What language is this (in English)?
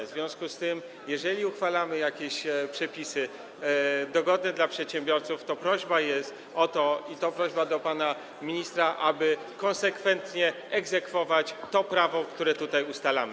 Polish